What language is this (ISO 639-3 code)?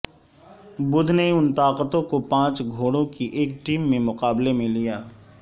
urd